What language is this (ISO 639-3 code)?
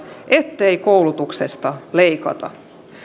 fin